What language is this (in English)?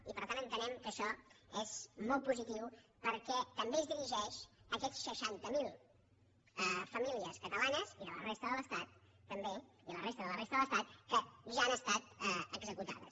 Catalan